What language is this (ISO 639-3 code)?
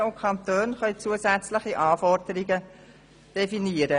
gsw